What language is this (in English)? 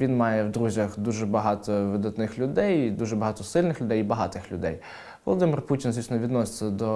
Ukrainian